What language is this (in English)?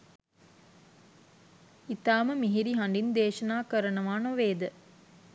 Sinhala